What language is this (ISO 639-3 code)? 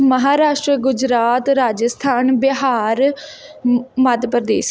pan